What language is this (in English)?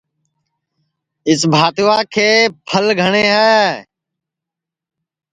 Sansi